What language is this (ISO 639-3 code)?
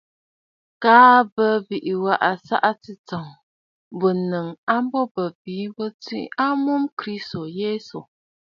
bfd